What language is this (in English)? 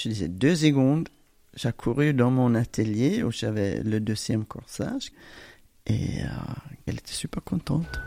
French